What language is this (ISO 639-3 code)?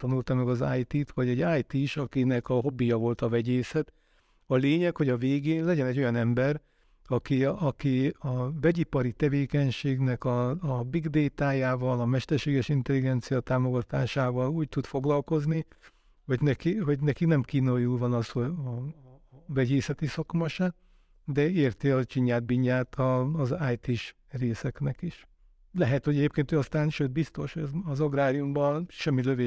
hun